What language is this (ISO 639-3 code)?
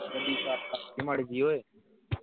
pan